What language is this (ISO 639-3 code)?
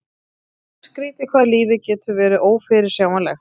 isl